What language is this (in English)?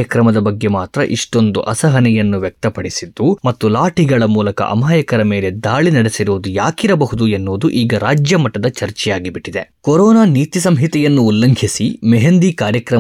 Kannada